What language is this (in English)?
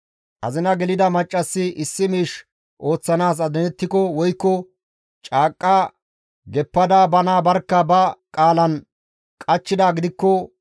Gamo